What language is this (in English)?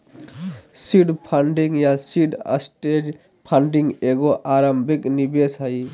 Magahi